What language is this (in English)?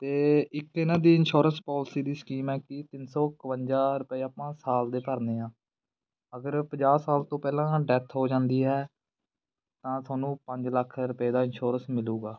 Punjabi